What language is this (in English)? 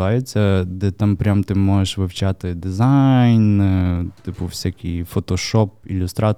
Ukrainian